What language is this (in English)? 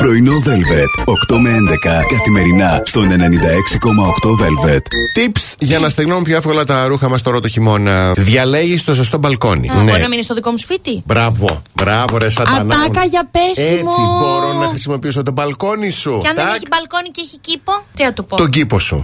Greek